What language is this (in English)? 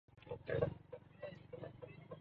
Swahili